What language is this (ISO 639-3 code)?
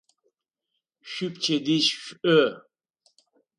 ady